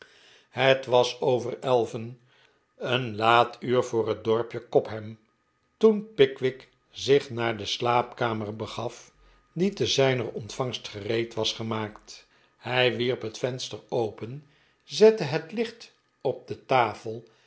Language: Dutch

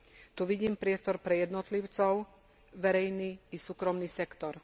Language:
Slovak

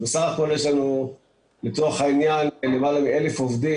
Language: Hebrew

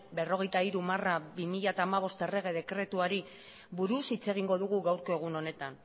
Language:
Basque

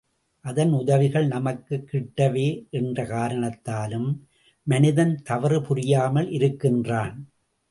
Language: Tamil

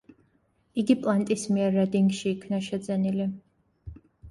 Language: Georgian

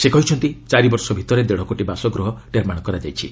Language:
Odia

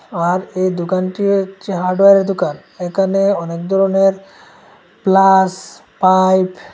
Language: Bangla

